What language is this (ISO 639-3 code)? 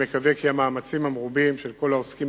heb